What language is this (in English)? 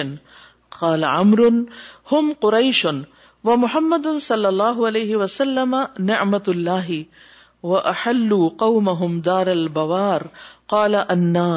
Urdu